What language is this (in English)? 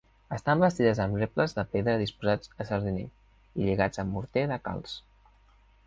Catalan